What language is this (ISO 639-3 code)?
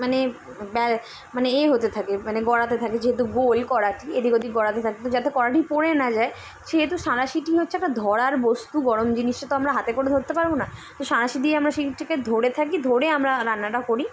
ben